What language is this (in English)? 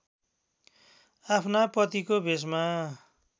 Nepali